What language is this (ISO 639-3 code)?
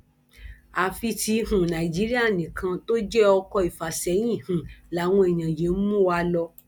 yor